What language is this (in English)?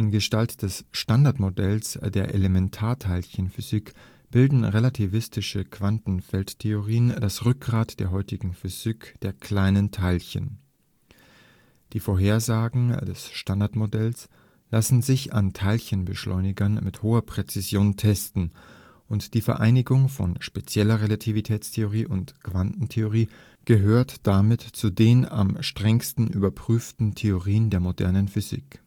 German